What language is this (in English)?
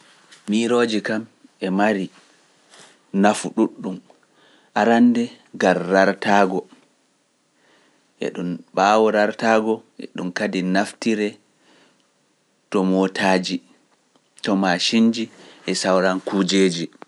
Pular